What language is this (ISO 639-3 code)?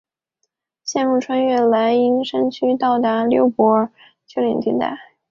zho